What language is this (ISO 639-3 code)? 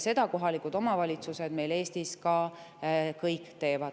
est